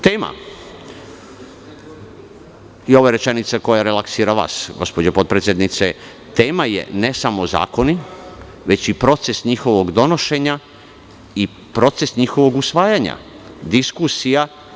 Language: Serbian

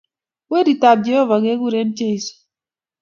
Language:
Kalenjin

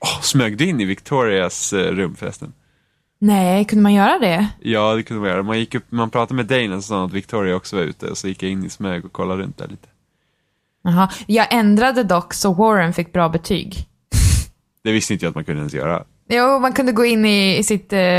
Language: Swedish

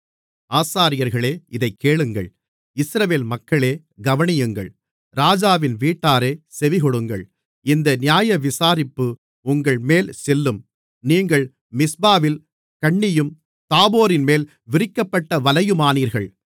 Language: Tamil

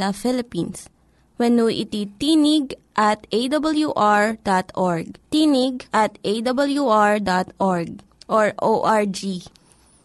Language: Filipino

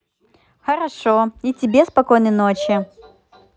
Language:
Russian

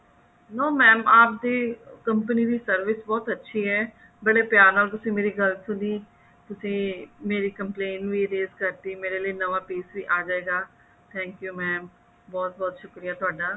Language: Punjabi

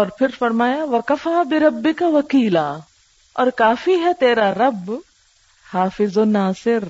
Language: Urdu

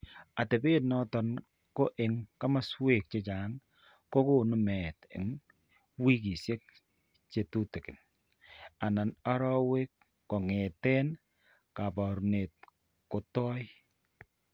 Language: Kalenjin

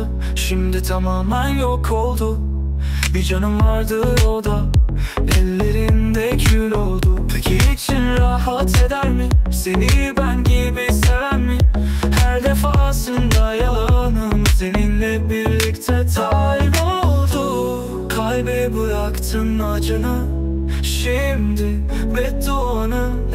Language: Turkish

